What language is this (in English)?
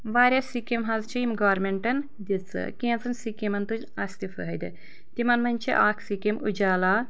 Kashmiri